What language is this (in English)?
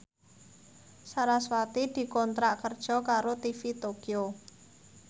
Javanese